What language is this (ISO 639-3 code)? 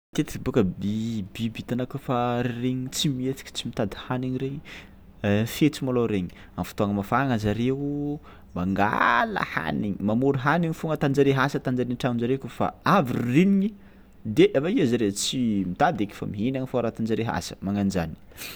xmw